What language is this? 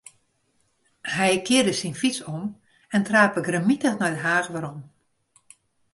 Western Frisian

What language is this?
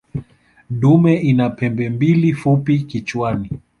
Swahili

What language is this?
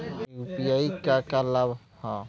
Bhojpuri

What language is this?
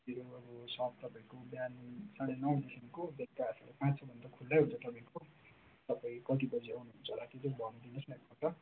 Nepali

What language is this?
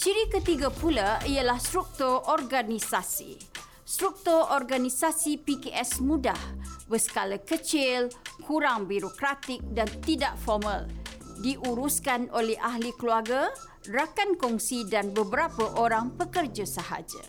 Malay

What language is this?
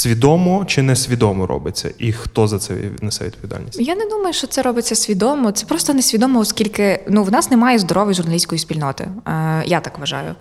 Ukrainian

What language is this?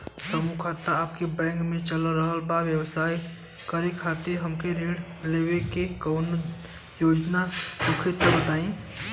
Bhojpuri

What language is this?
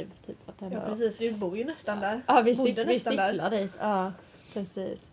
Swedish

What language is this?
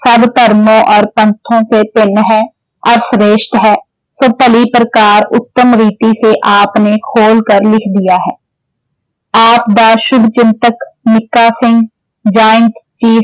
Punjabi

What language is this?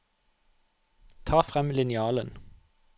Norwegian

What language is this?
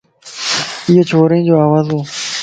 Lasi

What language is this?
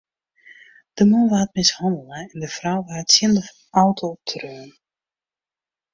Western Frisian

